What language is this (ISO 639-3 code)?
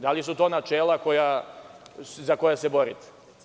srp